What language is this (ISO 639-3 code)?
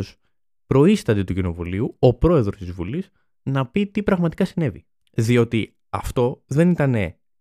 ell